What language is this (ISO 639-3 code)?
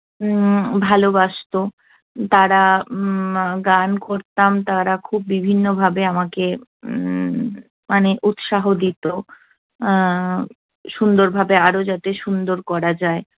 ben